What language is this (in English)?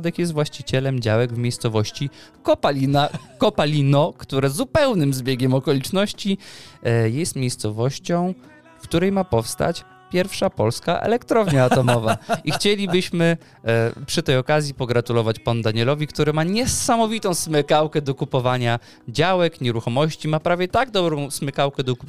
Polish